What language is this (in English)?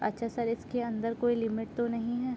Urdu